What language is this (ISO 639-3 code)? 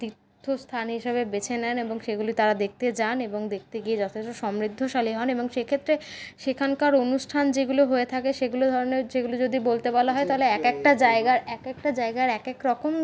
ben